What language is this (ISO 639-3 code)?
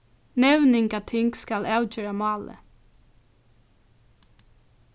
fao